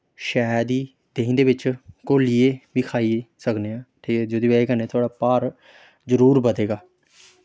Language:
Dogri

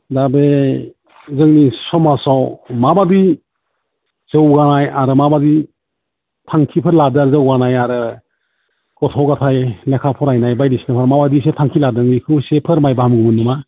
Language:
Bodo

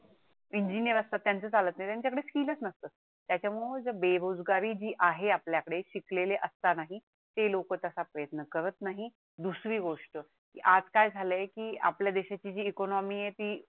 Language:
Marathi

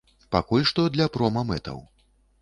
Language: Belarusian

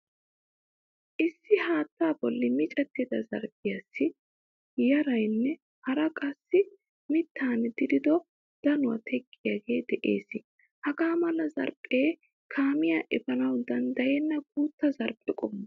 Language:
Wolaytta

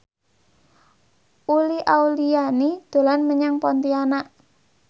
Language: Javanese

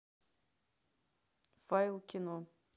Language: Russian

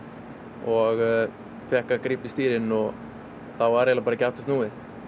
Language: Icelandic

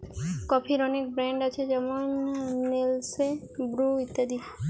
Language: Bangla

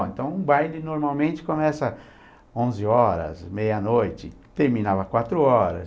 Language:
Portuguese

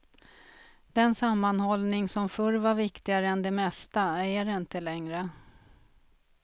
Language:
Swedish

